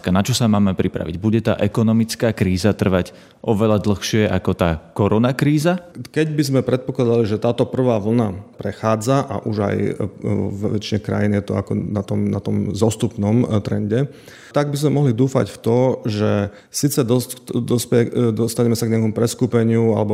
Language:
Slovak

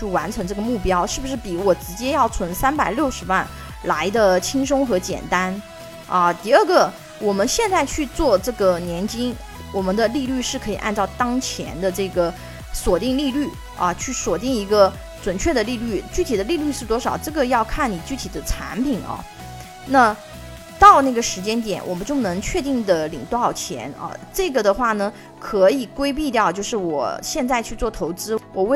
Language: Chinese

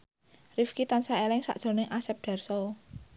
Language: Javanese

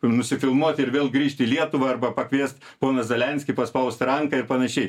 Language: Lithuanian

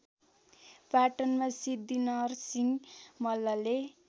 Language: Nepali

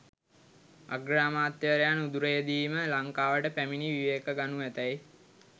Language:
Sinhala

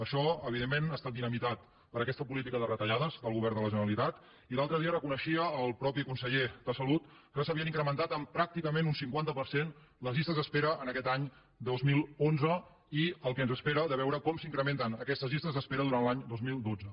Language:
Catalan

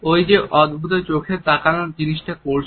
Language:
Bangla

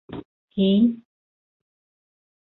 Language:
Bashkir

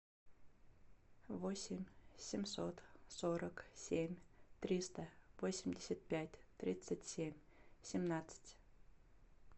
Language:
Russian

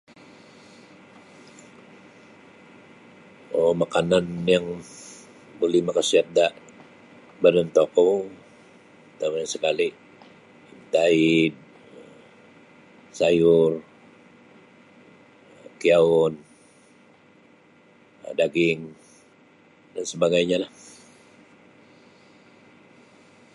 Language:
Sabah Bisaya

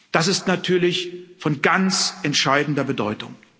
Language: German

